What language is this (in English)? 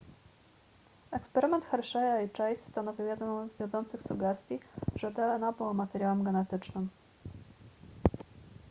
Polish